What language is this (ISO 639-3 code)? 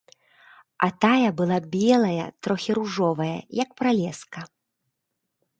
bel